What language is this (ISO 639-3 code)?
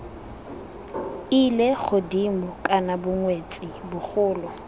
tsn